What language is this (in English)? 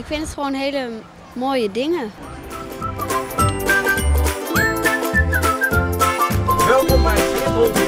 Dutch